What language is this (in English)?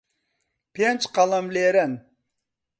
Central Kurdish